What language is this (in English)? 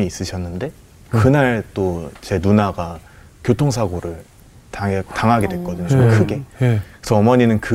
Korean